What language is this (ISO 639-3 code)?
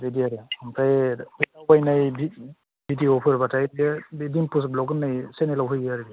brx